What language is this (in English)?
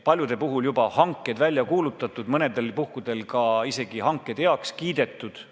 Estonian